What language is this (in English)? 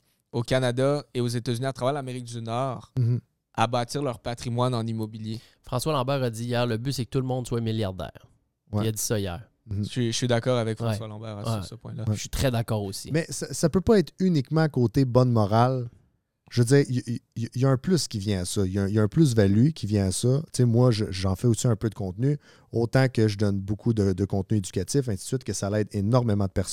French